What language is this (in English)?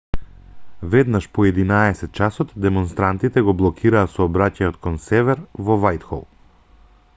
Macedonian